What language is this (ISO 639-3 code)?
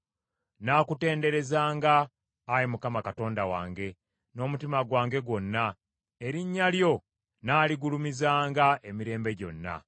lug